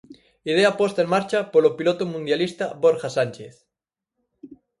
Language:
Galician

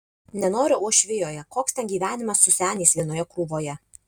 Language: Lithuanian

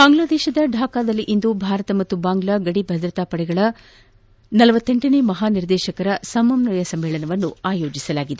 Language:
Kannada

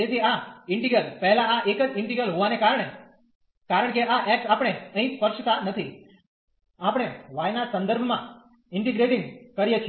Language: Gujarati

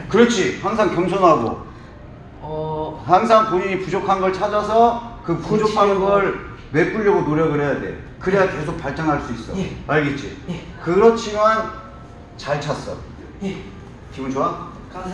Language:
Korean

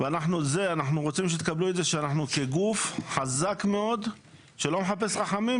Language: Hebrew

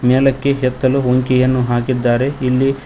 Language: Kannada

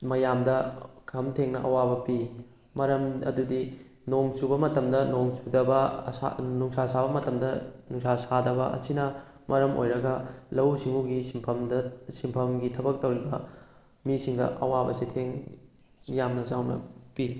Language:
Manipuri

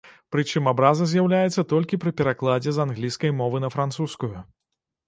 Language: Belarusian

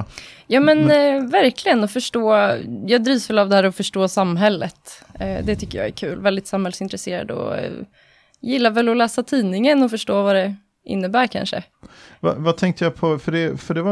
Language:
Swedish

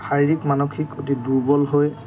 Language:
Assamese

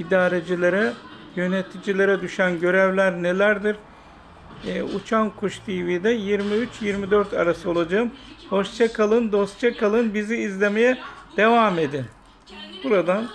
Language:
Turkish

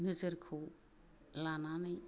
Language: Bodo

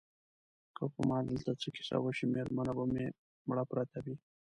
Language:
Pashto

